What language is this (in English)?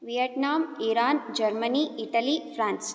Sanskrit